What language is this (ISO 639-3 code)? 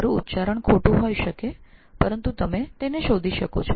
guj